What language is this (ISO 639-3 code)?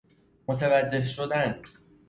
fas